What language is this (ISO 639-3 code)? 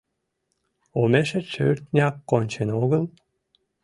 chm